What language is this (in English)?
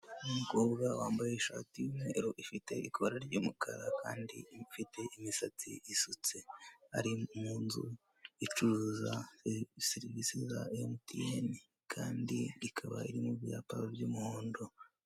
Kinyarwanda